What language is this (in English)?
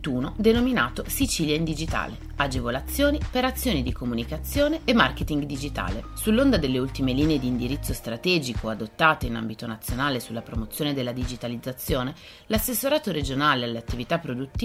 Italian